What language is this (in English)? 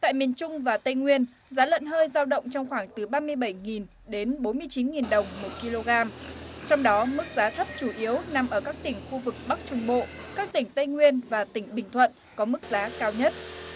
Vietnamese